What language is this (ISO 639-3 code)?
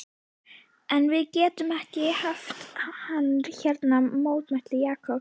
isl